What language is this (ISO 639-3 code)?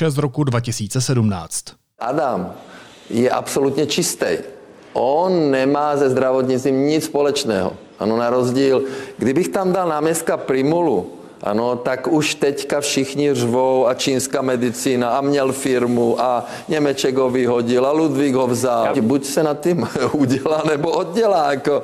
ces